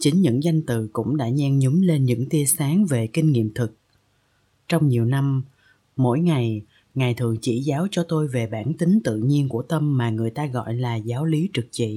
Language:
Vietnamese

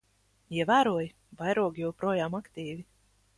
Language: Latvian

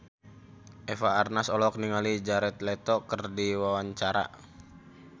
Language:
Sundanese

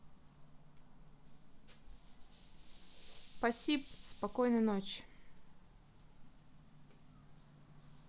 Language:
Russian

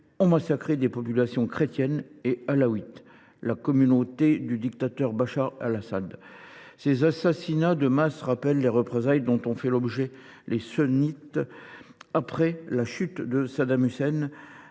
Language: French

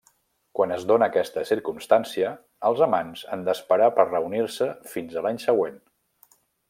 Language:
Catalan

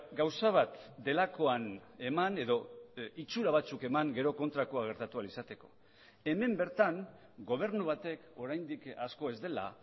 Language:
Basque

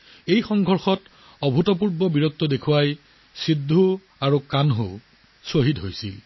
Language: Assamese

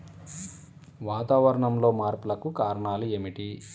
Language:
Telugu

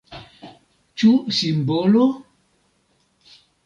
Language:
Esperanto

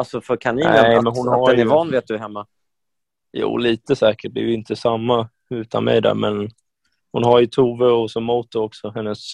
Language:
Swedish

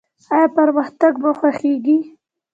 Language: Pashto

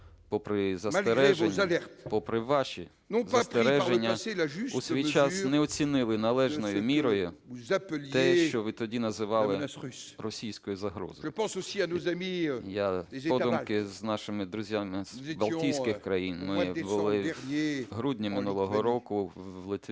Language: Ukrainian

